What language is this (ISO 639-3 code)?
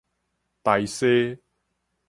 nan